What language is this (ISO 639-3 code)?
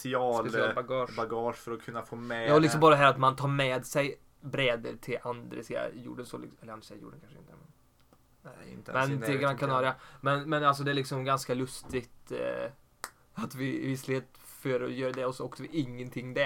swe